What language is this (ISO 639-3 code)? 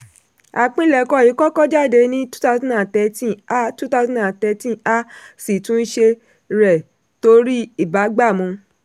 yor